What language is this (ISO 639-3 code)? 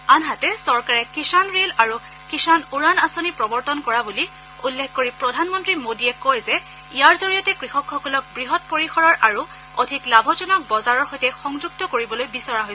asm